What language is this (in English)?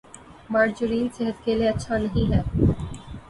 Urdu